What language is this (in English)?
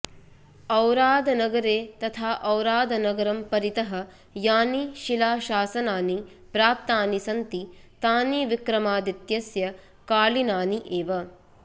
Sanskrit